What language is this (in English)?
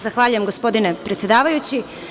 Serbian